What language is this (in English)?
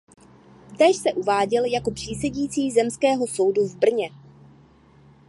Czech